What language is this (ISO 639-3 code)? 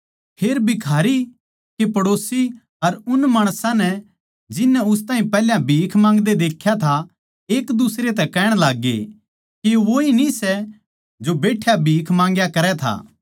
bgc